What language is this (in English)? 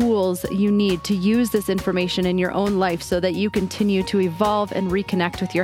English